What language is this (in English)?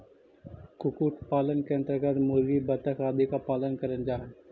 Magahi